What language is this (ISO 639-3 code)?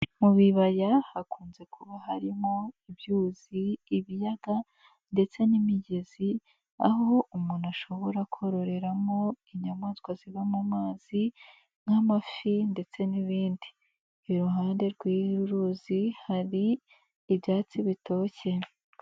kin